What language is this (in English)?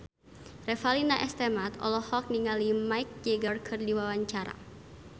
Sundanese